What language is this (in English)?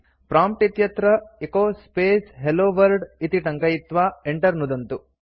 Sanskrit